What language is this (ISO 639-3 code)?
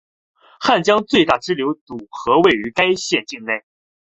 zho